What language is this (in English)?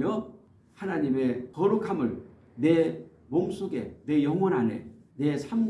Korean